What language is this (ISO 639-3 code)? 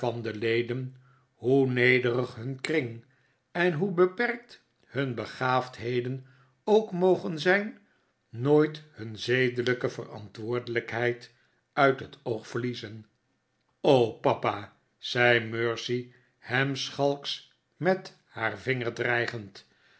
nld